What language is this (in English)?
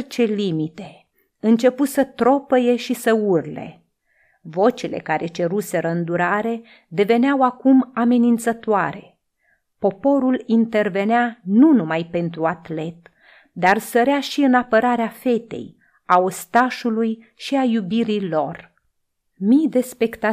Romanian